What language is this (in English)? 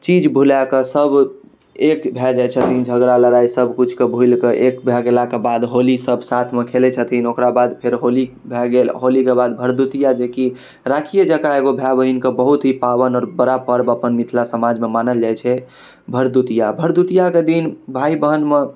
Maithili